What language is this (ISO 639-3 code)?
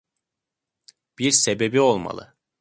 tur